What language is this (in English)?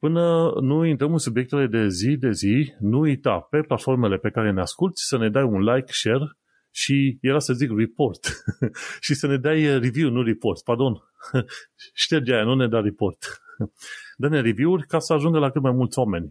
Romanian